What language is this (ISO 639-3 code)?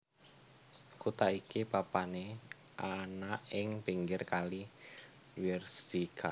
jav